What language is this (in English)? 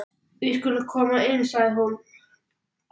Icelandic